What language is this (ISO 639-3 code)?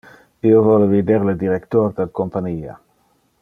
ina